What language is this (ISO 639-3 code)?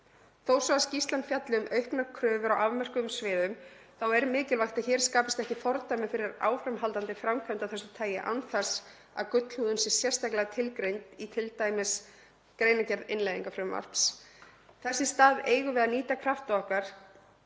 isl